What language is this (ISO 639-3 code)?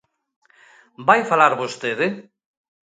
glg